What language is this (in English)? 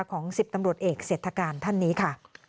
Thai